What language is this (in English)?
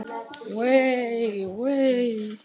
Icelandic